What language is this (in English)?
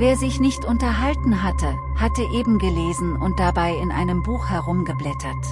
German